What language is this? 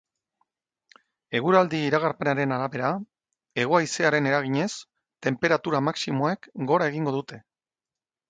Basque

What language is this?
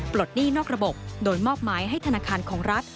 Thai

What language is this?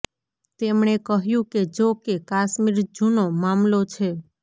Gujarati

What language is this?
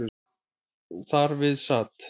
Icelandic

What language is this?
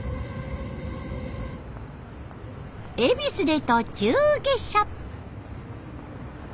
Japanese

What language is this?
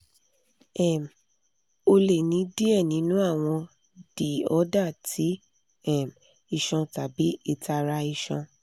Yoruba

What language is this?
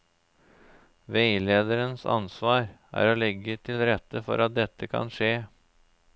Norwegian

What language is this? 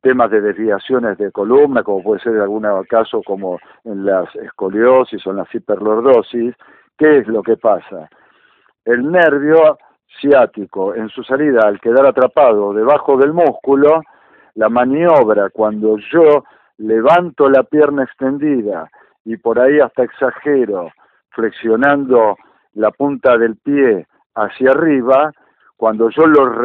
Spanish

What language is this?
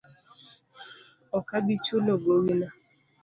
Luo (Kenya and Tanzania)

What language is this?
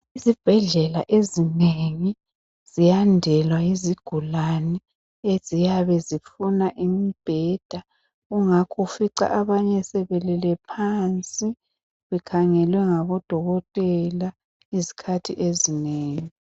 North Ndebele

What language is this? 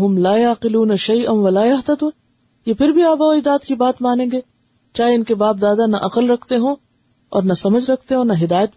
Urdu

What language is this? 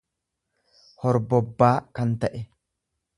Oromo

